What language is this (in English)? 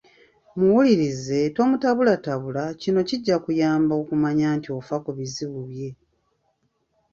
Ganda